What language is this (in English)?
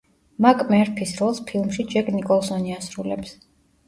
Georgian